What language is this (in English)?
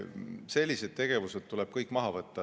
Estonian